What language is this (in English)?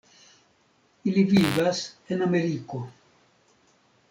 Esperanto